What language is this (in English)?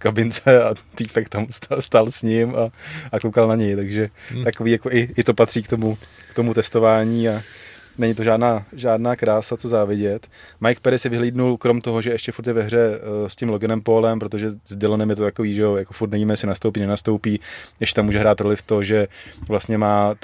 Czech